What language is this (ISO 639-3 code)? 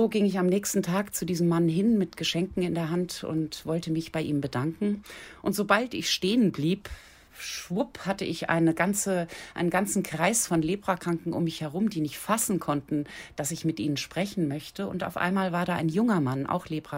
deu